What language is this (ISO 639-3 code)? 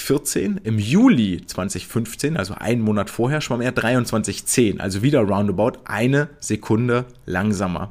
deu